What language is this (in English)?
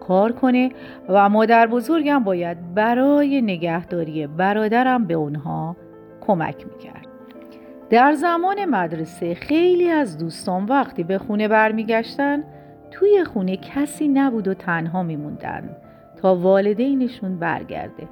Persian